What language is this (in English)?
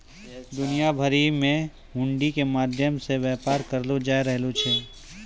Maithili